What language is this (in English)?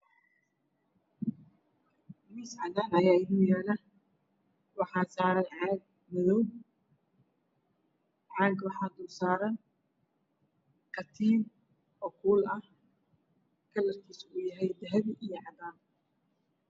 Somali